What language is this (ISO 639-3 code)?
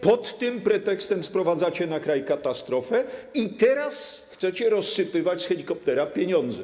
pol